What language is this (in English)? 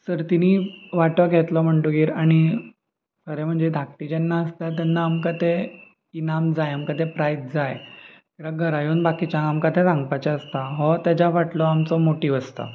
Konkani